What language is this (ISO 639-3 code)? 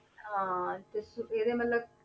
pan